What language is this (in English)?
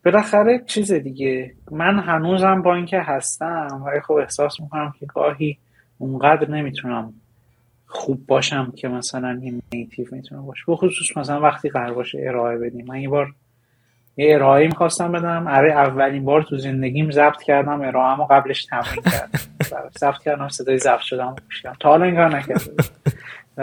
Persian